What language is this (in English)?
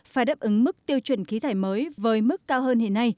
Vietnamese